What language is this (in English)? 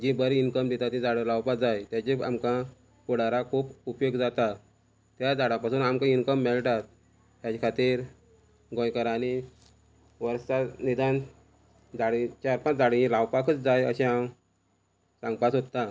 Konkani